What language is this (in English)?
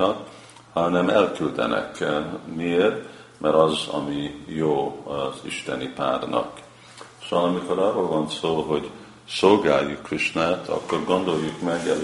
Hungarian